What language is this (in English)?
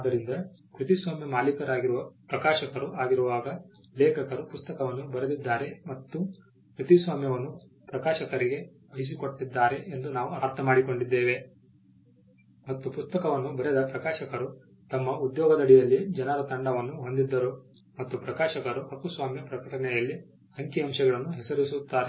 Kannada